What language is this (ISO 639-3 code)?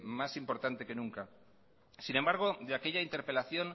spa